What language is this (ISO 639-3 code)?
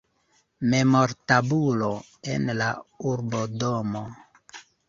epo